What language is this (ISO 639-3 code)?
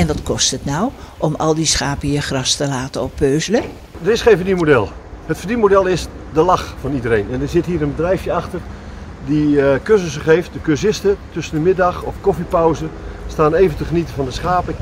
nld